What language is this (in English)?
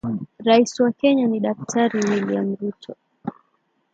Swahili